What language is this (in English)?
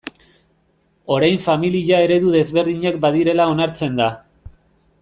Basque